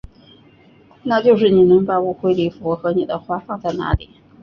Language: Chinese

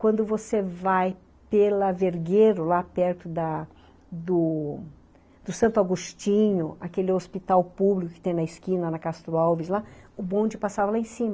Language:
Portuguese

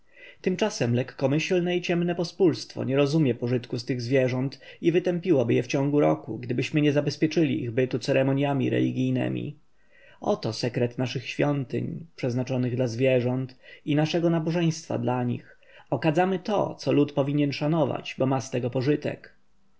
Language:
Polish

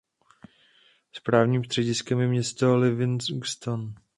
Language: Czech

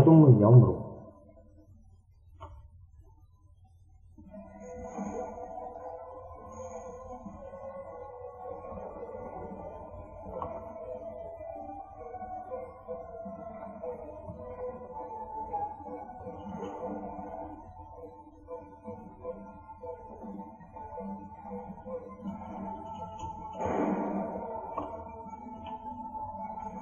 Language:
Russian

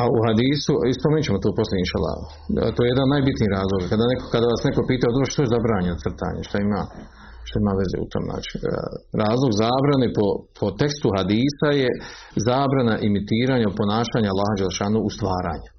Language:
Croatian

